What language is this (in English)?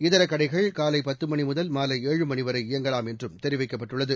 Tamil